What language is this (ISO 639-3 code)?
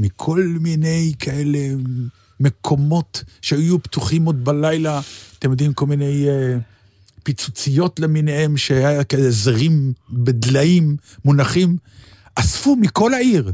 heb